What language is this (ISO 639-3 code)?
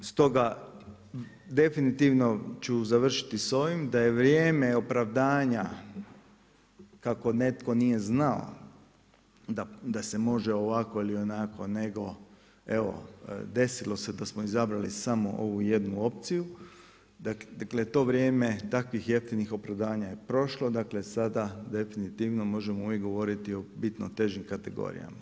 hrv